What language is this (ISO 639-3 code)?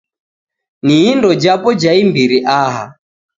dav